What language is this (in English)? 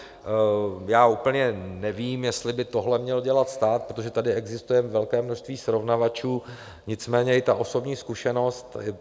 Czech